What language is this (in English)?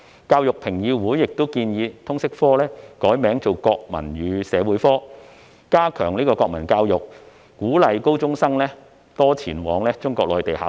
Cantonese